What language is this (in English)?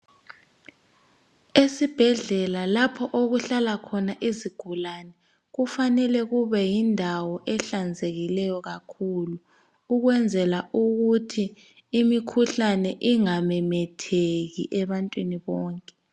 North Ndebele